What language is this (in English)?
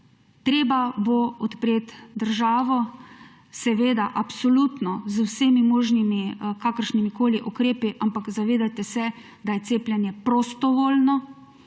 Slovenian